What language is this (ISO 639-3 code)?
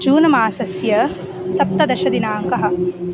san